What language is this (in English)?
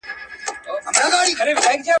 Pashto